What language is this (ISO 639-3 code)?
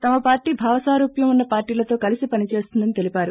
tel